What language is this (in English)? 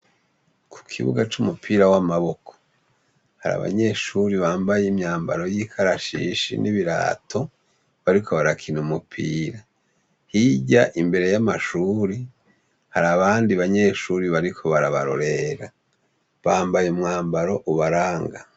Rundi